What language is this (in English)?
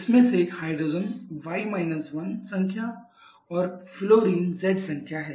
Hindi